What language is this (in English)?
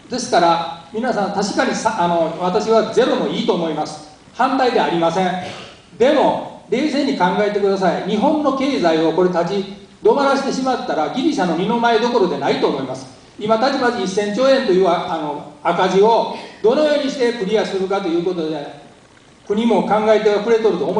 Japanese